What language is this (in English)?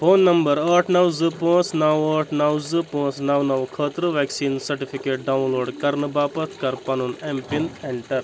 Kashmiri